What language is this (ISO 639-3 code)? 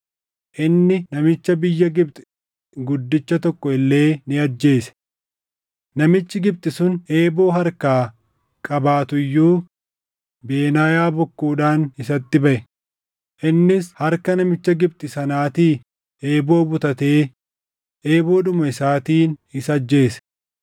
orm